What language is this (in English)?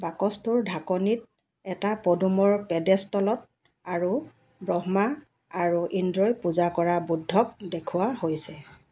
Assamese